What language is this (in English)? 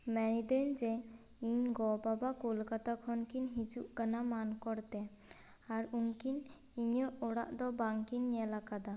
Santali